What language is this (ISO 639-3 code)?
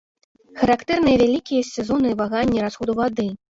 bel